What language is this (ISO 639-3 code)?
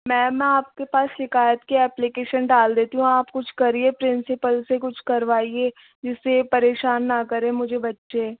hin